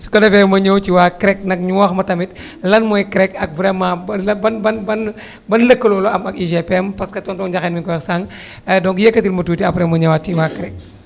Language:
Wolof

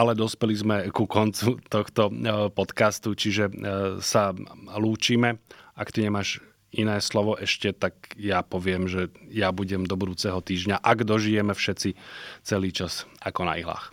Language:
Slovak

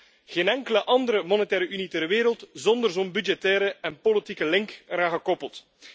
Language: Dutch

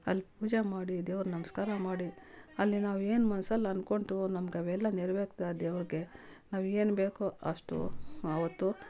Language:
Kannada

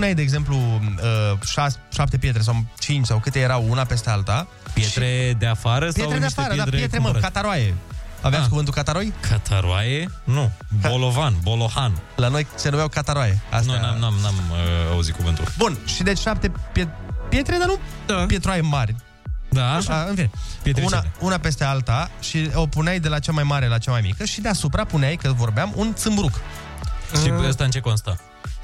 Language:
Romanian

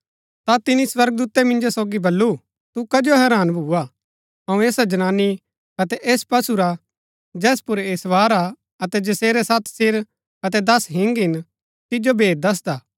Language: Gaddi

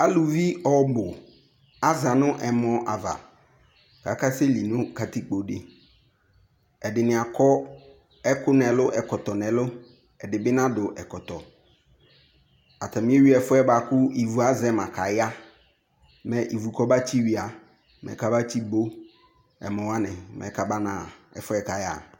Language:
Ikposo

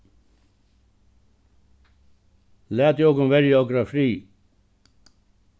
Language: Faroese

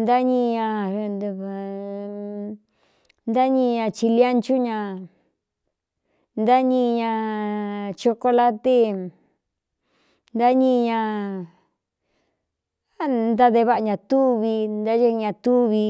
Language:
Cuyamecalco Mixtec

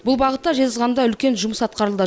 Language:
Kazakh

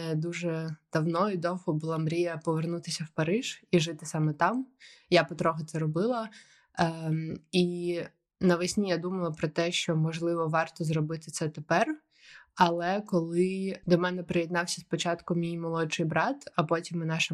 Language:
Ukrainian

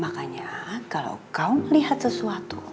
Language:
Indonesian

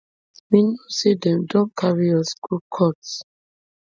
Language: Nigerian Pidgin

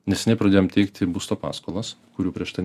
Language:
Lithuanian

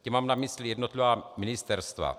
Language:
Czech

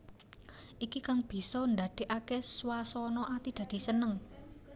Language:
Javanese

